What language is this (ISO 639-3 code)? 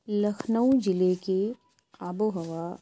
urd